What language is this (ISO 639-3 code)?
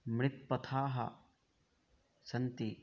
san